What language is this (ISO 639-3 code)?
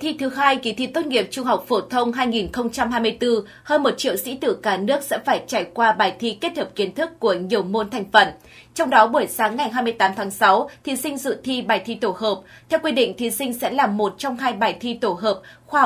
vie